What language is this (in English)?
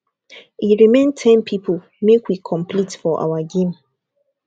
Nigerian Pidgin